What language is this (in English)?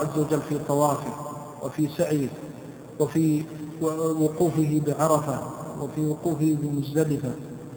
Arabic